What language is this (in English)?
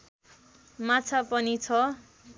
Nepali